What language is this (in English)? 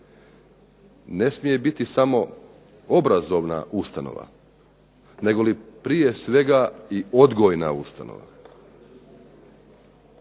Croatian